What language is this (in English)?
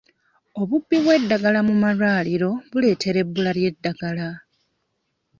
Ganda